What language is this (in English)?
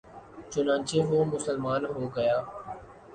Urdu